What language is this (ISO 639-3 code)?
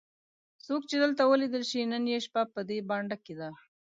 pus